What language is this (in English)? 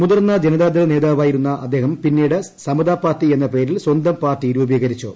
Malayalam